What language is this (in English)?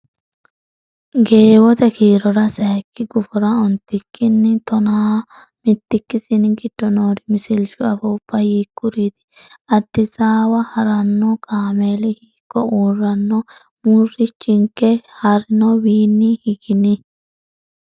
Sidamo